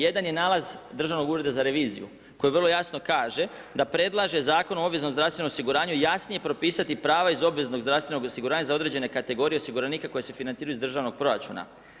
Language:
Croatian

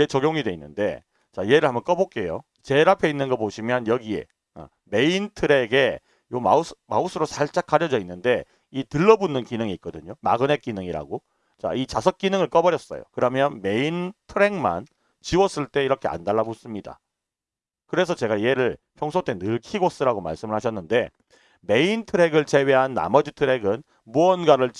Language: Korean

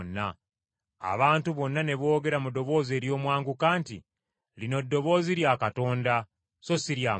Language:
Ganda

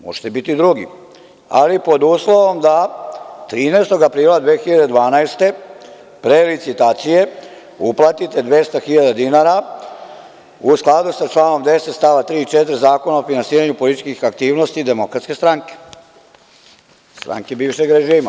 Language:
Serbian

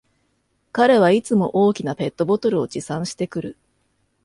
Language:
Japanese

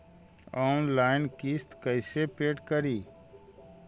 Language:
Magahi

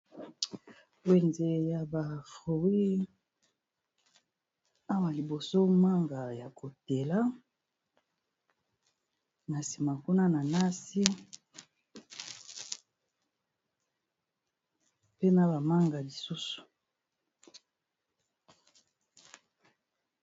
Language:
Lingala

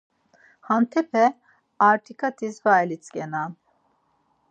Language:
Laz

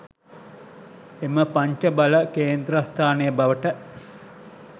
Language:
Sinhala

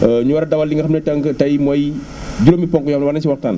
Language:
Wolof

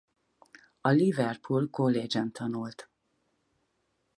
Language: Hungarian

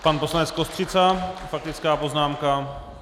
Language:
Czech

